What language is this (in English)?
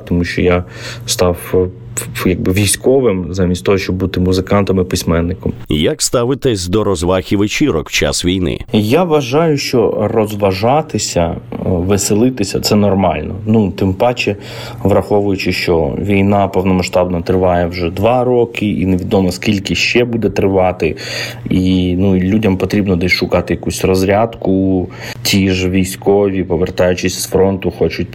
Ukrainian